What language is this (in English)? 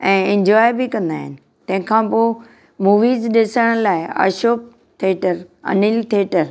Sindhi